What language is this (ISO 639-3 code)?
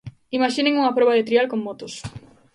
glg